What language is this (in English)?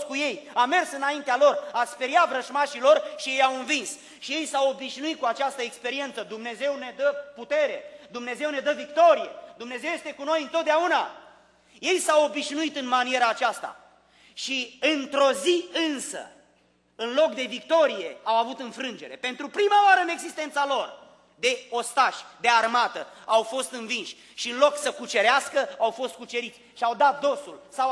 Romanian